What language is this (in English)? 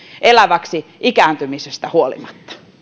Finnish